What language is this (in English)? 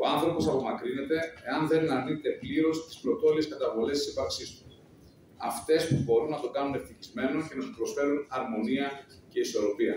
Greek